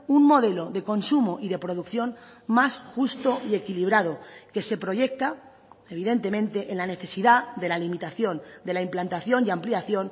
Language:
Spanish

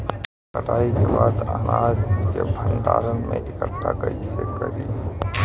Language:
Bhojpuri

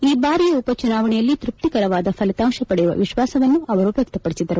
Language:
Kannada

